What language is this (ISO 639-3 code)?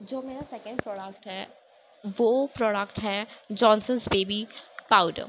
urd